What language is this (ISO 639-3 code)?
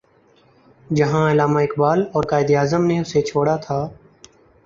urd